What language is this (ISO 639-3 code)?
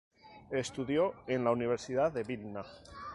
spa